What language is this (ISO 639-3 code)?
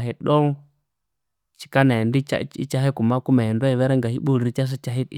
koo